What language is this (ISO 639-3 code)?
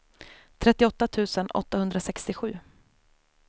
swe